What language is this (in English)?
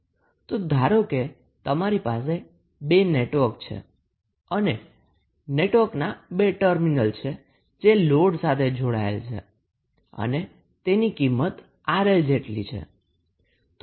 Gujarati